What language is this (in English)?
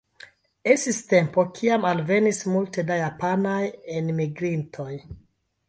Esperanto